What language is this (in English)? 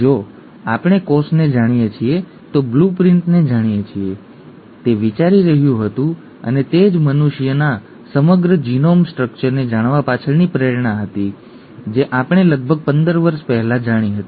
Gujarati